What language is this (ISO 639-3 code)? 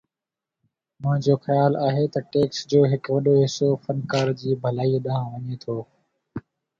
snd